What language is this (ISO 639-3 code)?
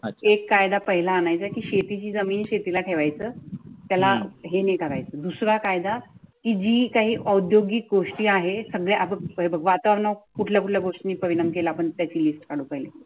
mar